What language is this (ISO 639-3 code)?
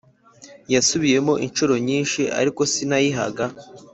kin